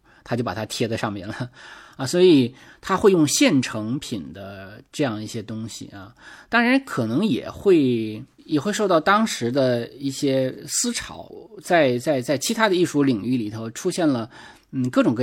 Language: Chinese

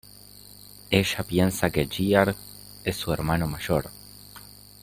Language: Spanish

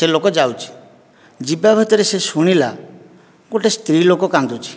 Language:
Odia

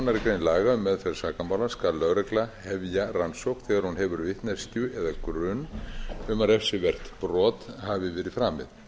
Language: Icelandic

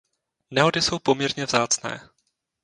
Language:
Czech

